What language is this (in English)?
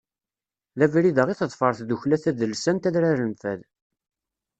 Kabyle